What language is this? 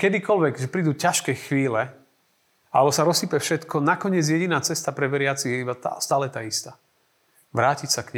Slovak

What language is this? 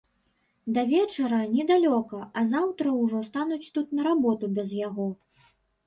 Belarusian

